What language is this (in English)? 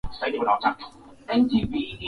Swahili